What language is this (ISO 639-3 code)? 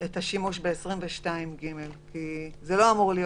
heb